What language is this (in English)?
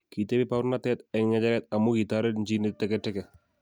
Kalenjin